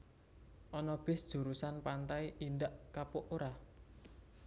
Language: Javanese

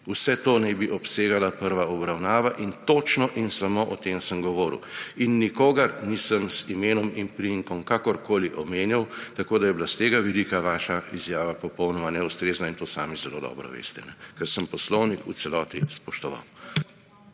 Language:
Slovenian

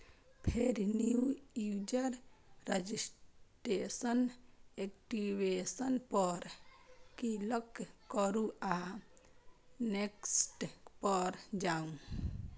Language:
Maithili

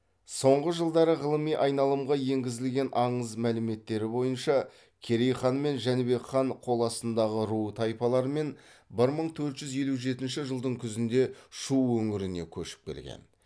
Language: Kazakh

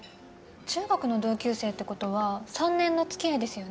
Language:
Japanese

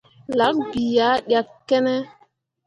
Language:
Mundang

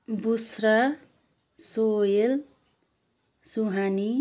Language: Nepali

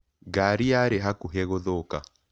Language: Kikuyu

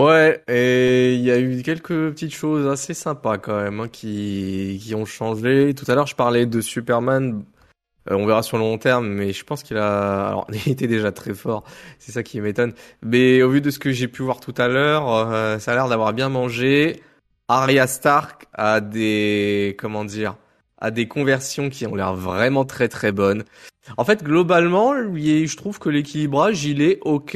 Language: French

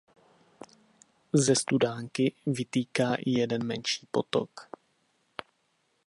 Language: Czech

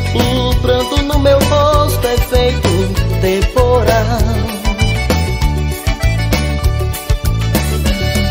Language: Portuguese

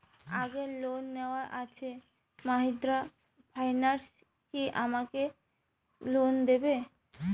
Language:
Bangla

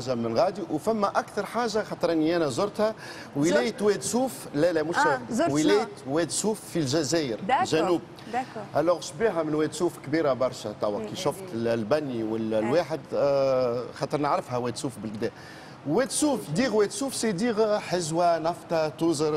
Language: Arabic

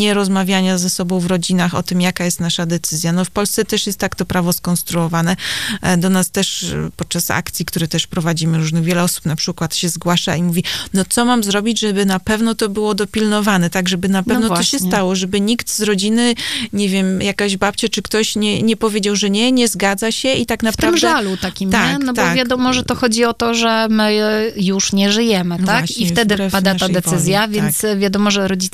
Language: Polish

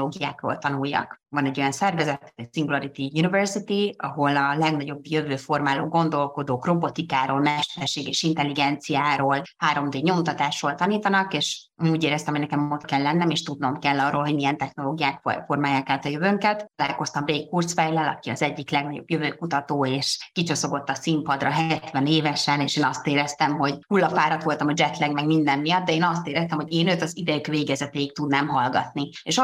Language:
Hungarian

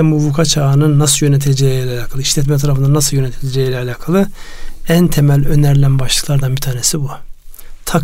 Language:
Turkish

